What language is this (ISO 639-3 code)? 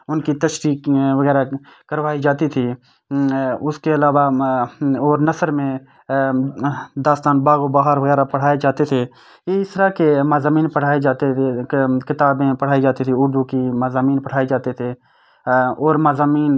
urd